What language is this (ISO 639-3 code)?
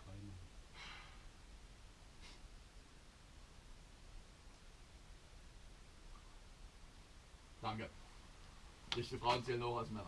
deu